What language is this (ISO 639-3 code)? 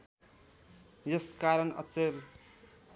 nep